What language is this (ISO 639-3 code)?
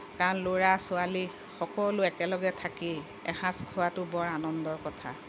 asm